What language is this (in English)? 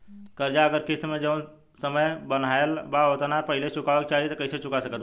Bhojpuri